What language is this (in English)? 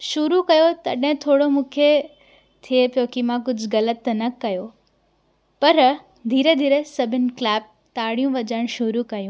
Sindhi